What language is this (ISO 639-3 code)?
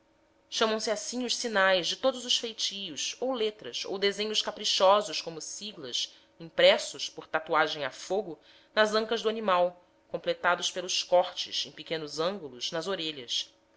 por